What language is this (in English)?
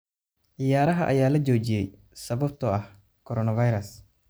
Somali